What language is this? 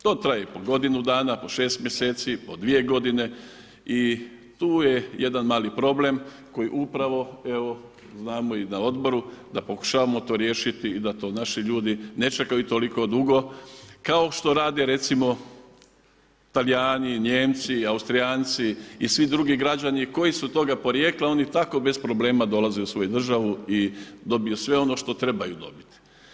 Croatian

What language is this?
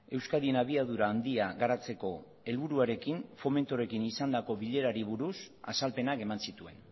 Basque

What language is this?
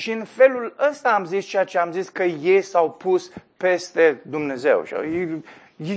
Romanian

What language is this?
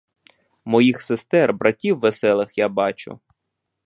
Ukrainian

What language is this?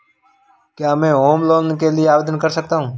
Hindi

